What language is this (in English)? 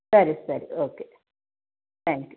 Kannada